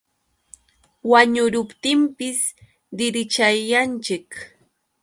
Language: Yauyos Quechua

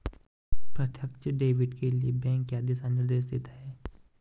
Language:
Hindi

